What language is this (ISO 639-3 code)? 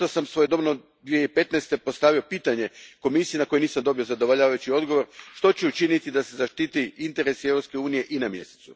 hrv